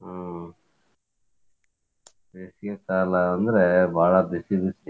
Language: Kannada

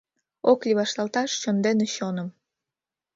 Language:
Mari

